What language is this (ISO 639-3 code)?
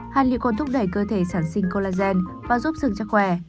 vie